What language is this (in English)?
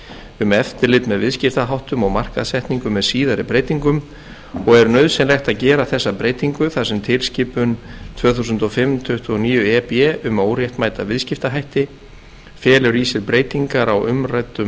Icelandic